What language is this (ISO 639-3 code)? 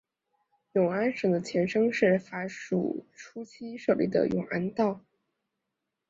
zho